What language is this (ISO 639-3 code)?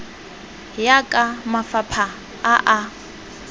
tsn